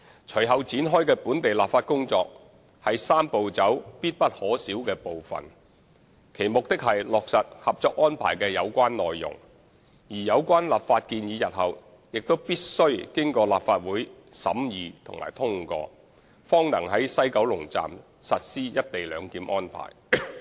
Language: Cantonese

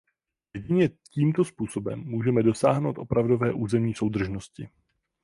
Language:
Czech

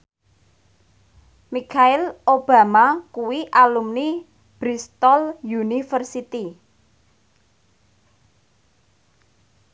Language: Javanese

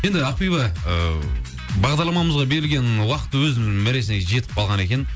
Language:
Kazakh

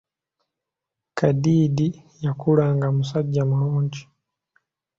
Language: Ganda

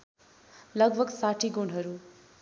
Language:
Nepali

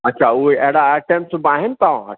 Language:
Sindhi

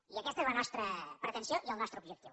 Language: Catalan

